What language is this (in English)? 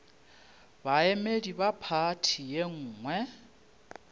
Northern Sotho